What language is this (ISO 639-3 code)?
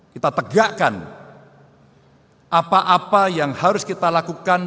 ind